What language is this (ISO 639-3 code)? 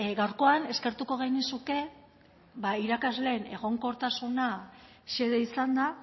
eus